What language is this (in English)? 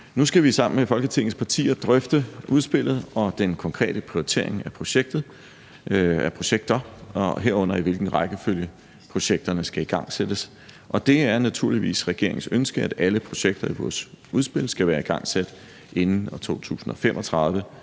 Danish